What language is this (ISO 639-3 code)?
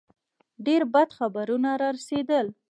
pus